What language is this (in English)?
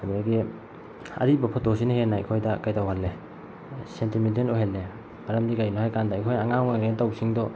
Manipuri